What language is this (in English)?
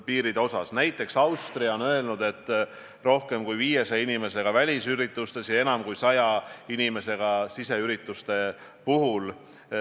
Estonian